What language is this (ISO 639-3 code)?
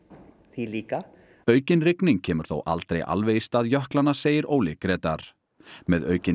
isl